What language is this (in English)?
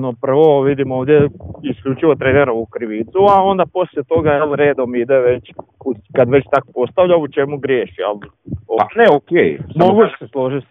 Croatian